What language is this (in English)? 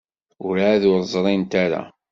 Kabyle